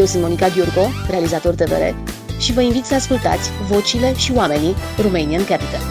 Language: Romanian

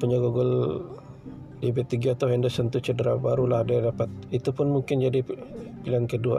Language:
Malay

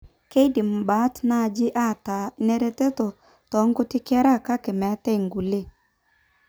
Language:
Masai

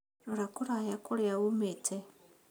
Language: Kikuyu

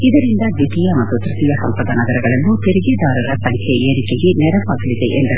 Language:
Kannada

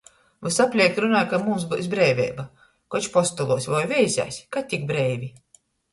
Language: Latgalian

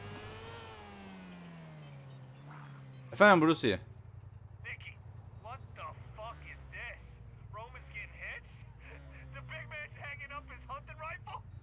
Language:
Turkish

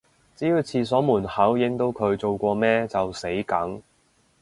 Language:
Cantonese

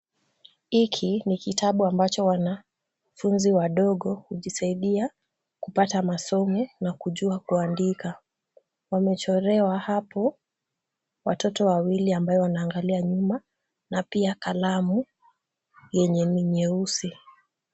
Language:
Swahili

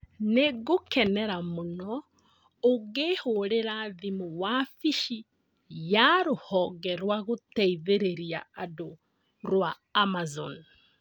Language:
Kikuyu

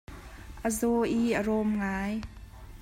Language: Hakha Chin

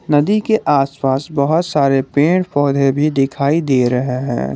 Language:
Hindi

